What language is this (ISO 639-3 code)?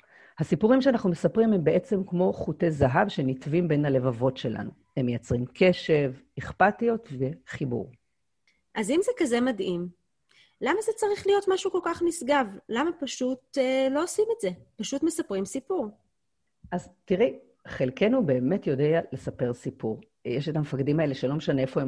heb